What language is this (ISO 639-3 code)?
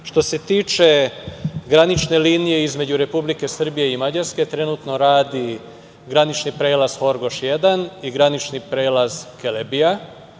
srp